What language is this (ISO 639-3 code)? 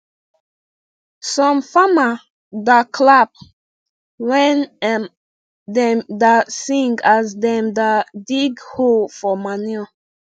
pcm